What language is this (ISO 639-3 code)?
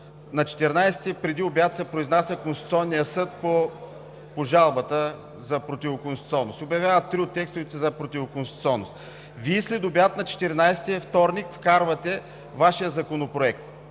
bul